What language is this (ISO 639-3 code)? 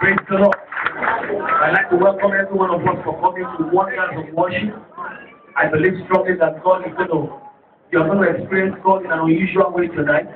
eng